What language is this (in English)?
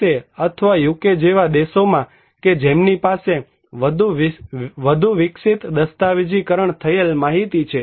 Gujarati